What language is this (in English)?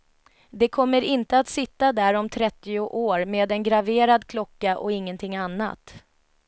Swedish